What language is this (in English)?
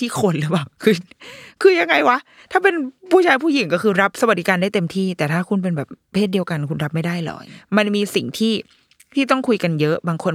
Thai